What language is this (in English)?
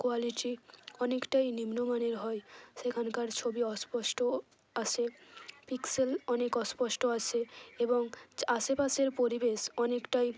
Bangla